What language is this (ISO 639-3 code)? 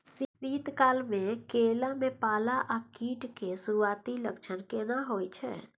mai